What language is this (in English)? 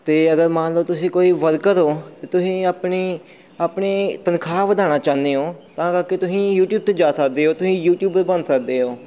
Punjabi